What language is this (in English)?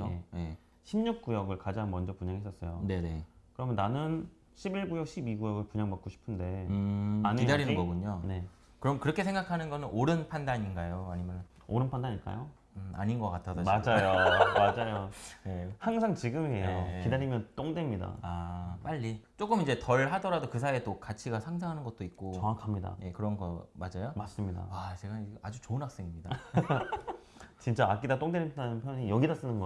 Korean